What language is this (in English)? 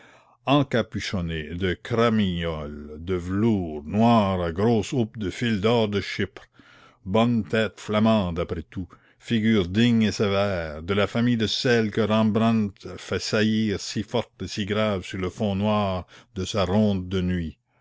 French